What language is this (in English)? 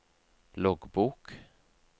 Norwegian